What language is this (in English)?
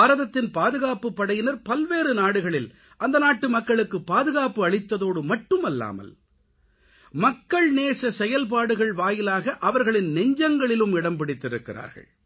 Tamil